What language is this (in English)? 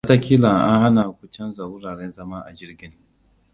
Hausa